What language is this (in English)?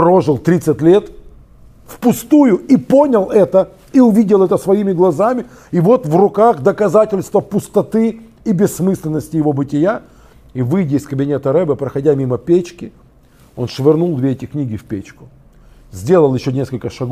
Russian